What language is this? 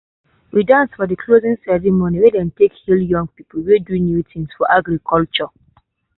Nigerian Pidgin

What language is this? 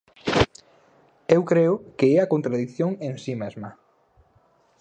Galician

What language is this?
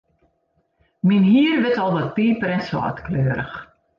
Western Frisian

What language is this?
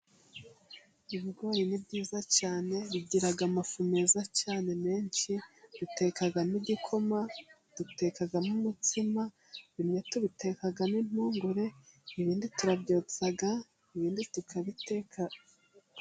Kinyarwanda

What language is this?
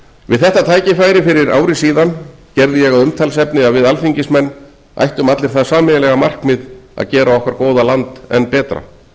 Icelandic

